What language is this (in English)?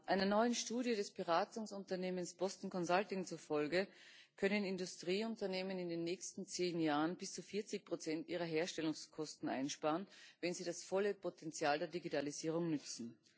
German